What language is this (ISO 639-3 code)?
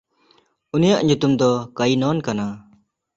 sat